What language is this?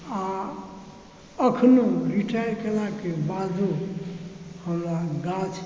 Maithili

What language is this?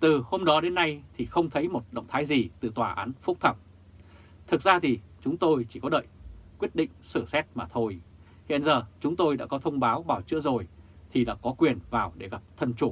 Vietnamese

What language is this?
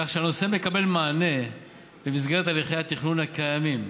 Hebrew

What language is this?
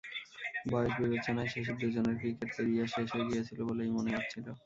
Bangla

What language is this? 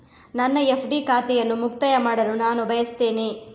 Kannada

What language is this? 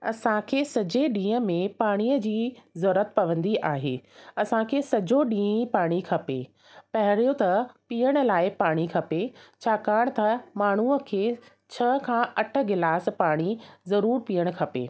Sindhi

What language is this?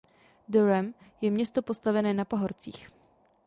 Czech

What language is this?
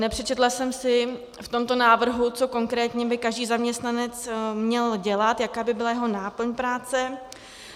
Czech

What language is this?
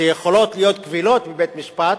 Hebrew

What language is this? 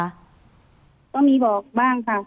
Thai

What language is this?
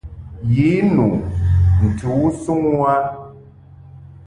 Mungaka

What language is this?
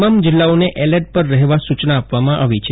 Gujarati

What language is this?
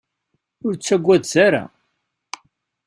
Kabyle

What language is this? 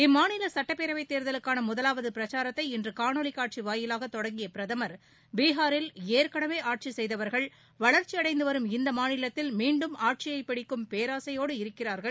Tamil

